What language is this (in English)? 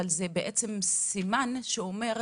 Hebrew